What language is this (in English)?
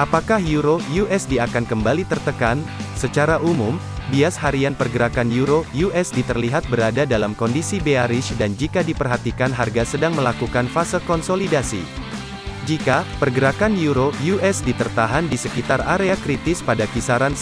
Indonesian